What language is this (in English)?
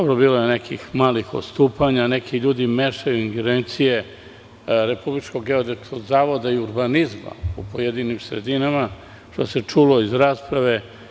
Serbian